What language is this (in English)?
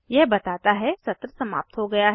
Hindi